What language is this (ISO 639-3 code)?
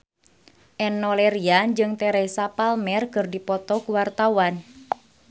sun